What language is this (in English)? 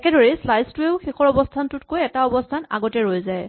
Assamese